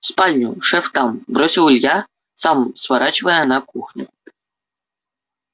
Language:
Russian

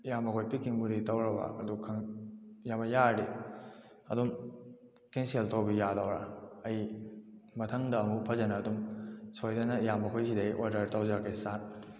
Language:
Manipuri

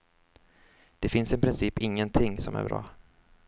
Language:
Swedish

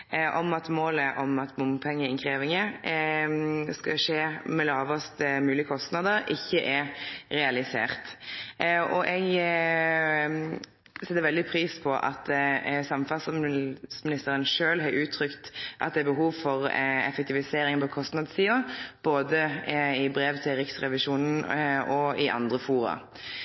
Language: Norwegian Nynorsk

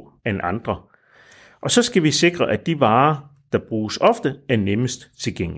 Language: Danish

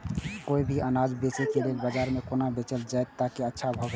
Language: Maithili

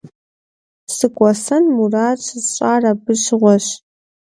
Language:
Kabardian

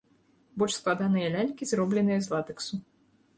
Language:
Belarusian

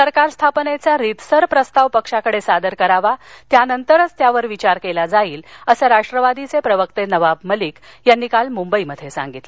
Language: Marathi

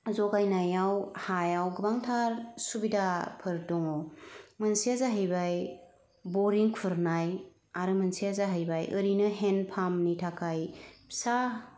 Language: Bodo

